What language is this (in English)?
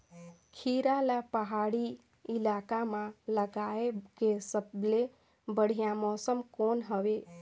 Chhattisgarhi